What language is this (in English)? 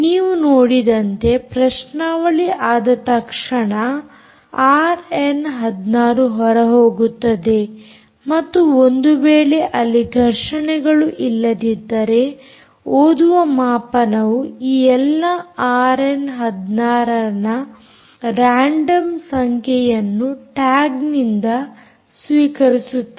Kannada